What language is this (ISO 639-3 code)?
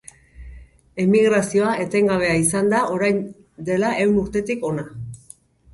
eus